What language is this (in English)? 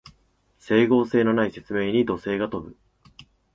Japanese